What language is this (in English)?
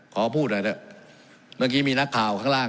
Thai